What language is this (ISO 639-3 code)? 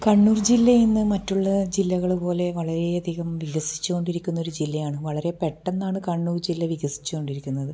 mal